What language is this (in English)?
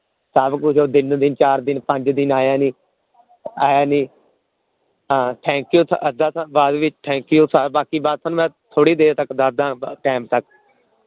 Punjabi